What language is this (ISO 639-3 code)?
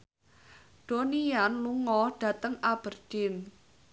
jav